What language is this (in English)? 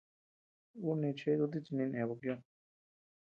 Tepeuxila Cuicatec